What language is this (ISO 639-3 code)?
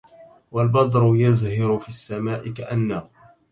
ara